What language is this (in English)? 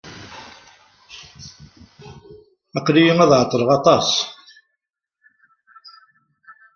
Kabyle